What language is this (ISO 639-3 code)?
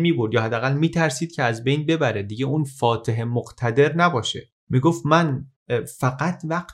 fas